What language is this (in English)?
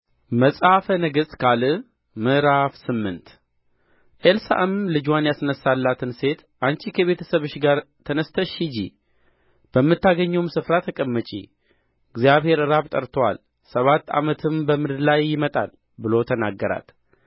Amharic